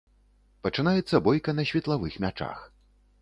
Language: Belarusian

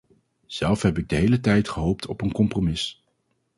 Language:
Dutch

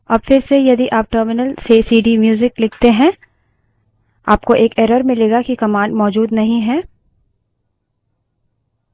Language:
Hindi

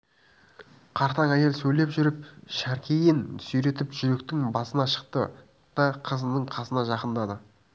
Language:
Kazakh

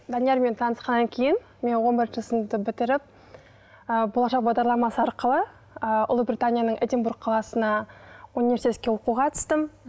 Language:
Kazakh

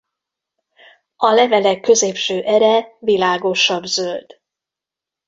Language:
Hungarian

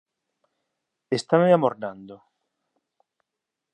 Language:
Galician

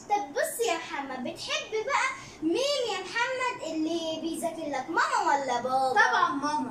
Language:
Arabic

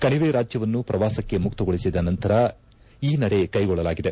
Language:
Kannada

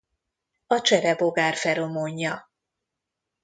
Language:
Hungarian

